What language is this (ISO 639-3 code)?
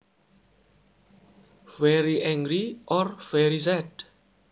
jav